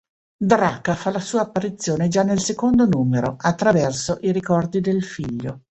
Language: Italian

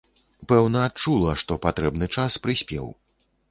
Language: Belarusian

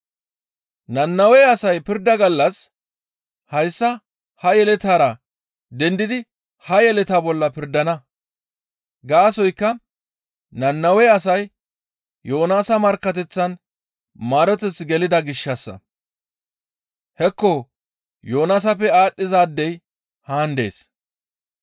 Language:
Gamo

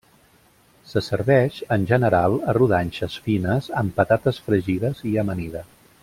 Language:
Catalan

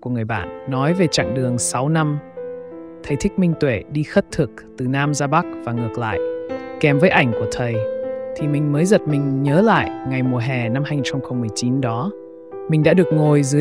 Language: Vietnamese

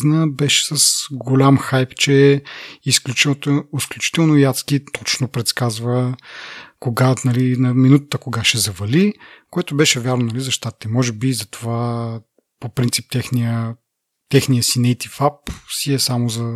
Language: Bulgarian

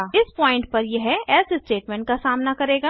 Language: Hindi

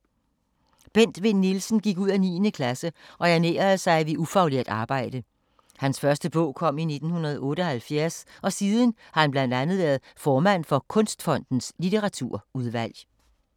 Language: Danish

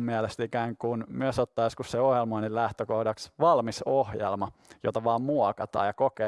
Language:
Finnish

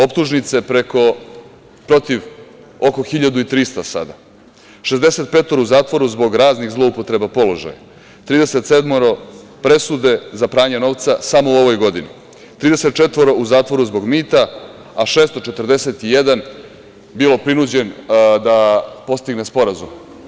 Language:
Serbian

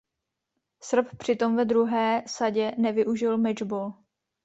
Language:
Czech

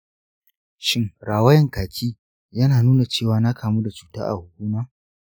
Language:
Hausa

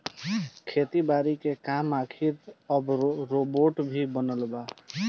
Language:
Bhojpuri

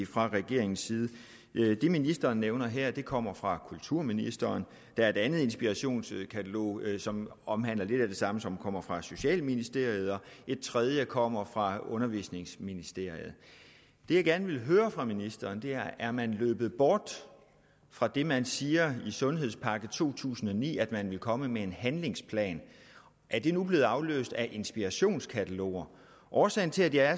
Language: Danish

